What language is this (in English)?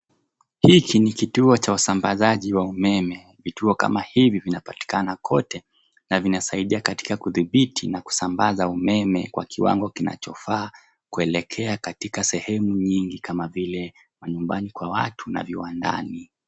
Swahili